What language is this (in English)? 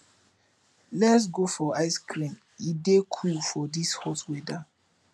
Nigerian Pidgin